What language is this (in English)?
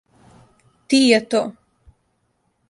Serbian